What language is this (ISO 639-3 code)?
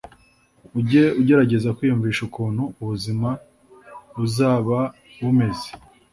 kin